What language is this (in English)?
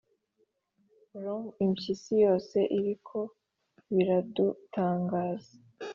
Kinyarwanda